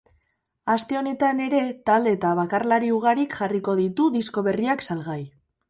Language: Basque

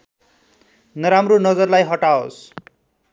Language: Nepali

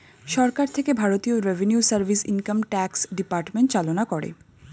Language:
Bangla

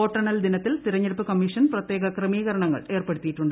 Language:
Malayalam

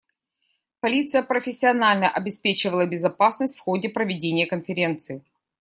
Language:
Russian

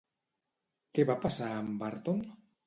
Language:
Catalan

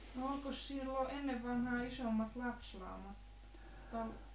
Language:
Finnish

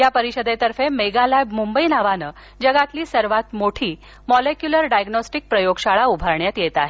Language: Marathi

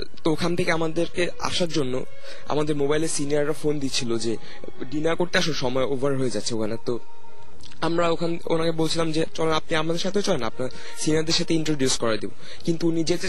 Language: Bangla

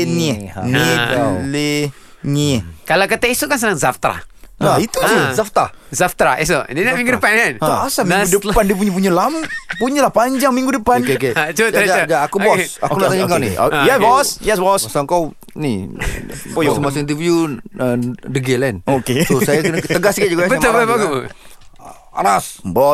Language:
Malay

